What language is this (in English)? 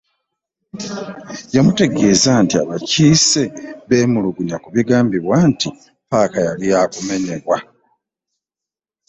Ganda